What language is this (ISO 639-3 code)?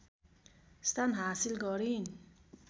nep